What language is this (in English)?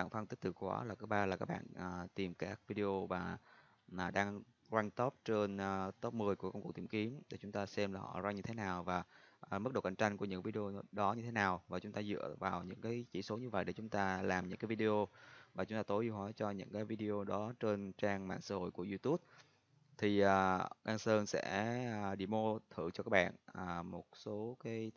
Vietnamese